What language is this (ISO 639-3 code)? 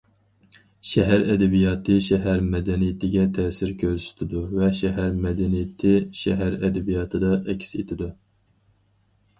uig